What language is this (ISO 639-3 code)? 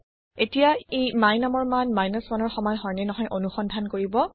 asm